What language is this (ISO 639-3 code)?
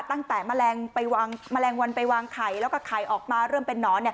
tha